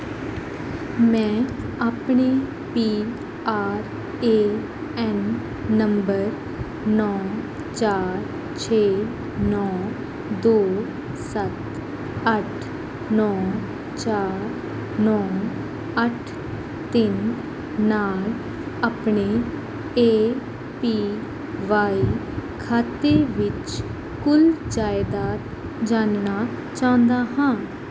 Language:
Punjabi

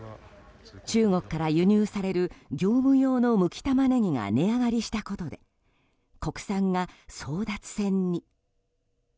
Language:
Japanese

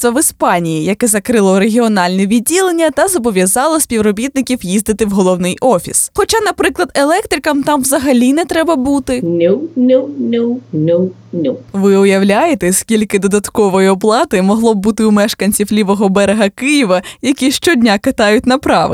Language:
Ukrainian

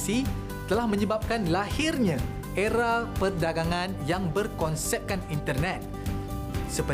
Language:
Malay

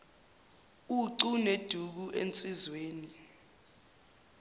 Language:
Zulu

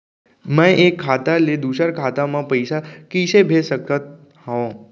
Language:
Chhattisgarhi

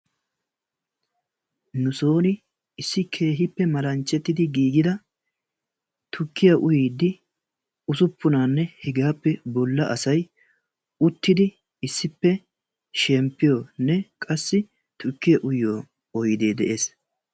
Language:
Wolaytta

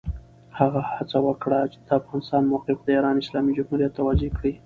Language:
Pashto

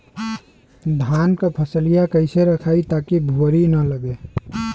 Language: Bhojpuri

